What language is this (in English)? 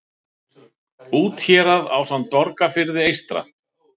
Icelandic